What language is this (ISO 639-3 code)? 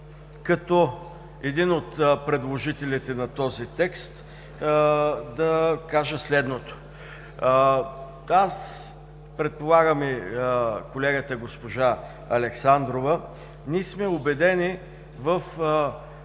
bul